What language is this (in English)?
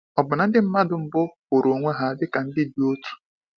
Igbo